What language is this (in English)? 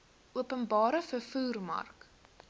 Afrikaans